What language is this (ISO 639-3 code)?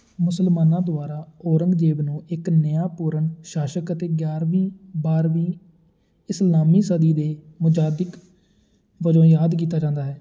pan